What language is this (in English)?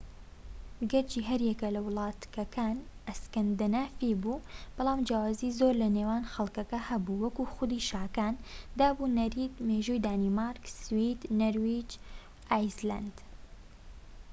Central Kurdish